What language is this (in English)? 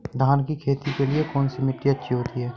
Hindi